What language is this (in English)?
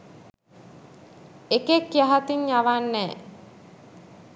Sinhala